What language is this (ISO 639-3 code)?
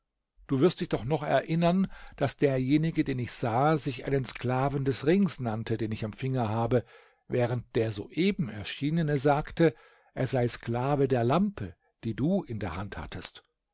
deu